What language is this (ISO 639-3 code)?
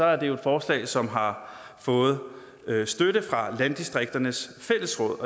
dan